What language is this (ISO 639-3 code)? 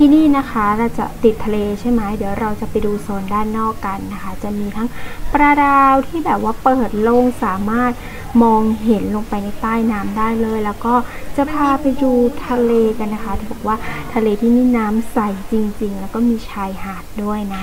tha